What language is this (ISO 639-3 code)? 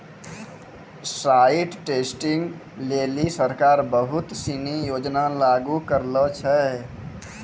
mai